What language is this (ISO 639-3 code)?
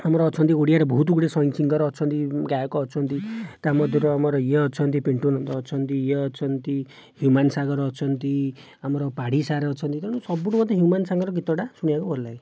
ori